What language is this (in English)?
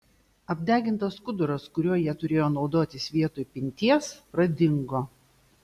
Lithuanian